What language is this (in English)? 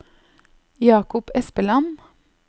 Norwegian